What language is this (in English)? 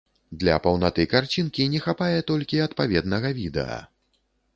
Belarusian